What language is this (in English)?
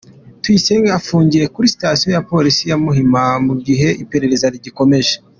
Kinyarwanda